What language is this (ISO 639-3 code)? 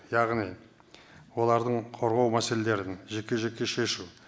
kaz